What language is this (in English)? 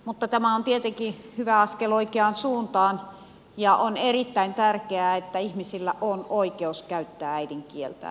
Finnish